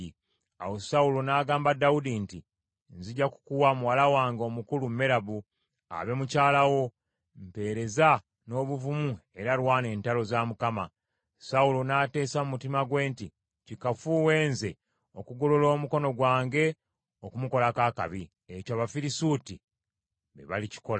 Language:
Ganda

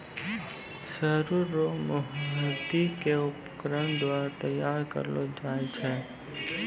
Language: Maithili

